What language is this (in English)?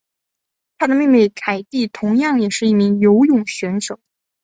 Chinese